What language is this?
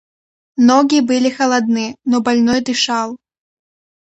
Russian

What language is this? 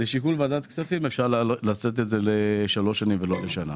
Hebrew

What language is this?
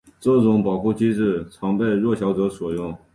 Chinese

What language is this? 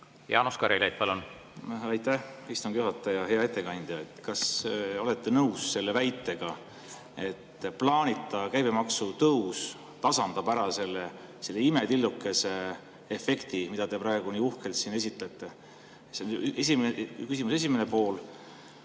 Estonian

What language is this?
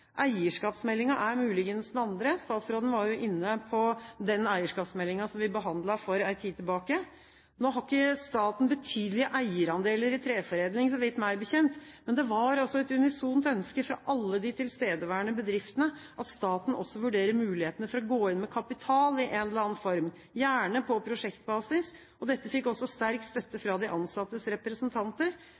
Norwegian Bokmål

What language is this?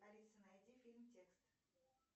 Russian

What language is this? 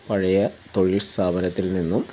Malayalam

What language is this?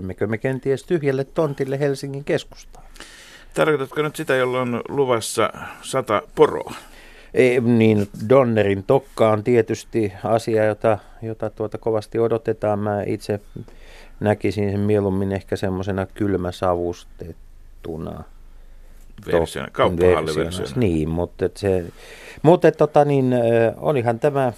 Finnish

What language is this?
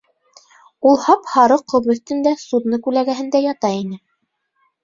Bashkir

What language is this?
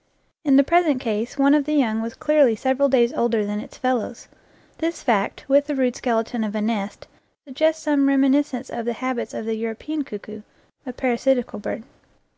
English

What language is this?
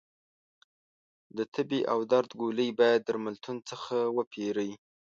Pashto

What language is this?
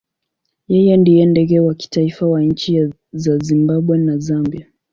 Swahili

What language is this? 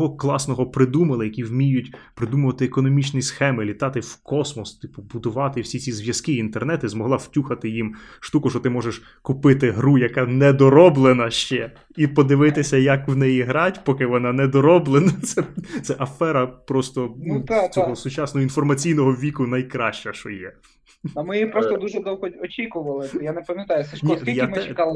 Ukrainian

